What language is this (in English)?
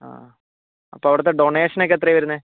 Malayalam